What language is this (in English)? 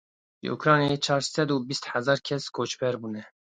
Kurdish